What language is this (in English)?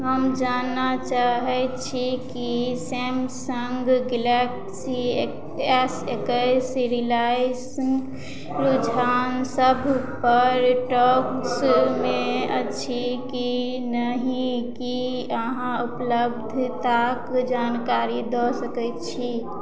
Maithili